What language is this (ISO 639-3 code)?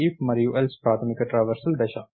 tel